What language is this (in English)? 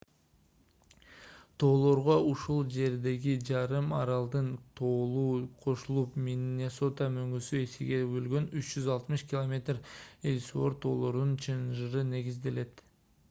Kyrgyz